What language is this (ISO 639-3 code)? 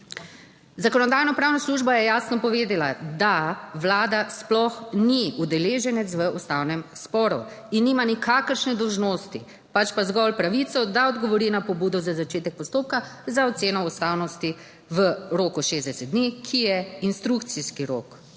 slv